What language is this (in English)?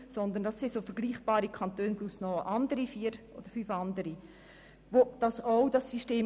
Swiss German